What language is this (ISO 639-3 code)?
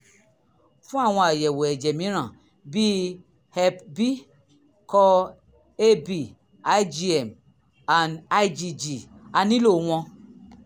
yor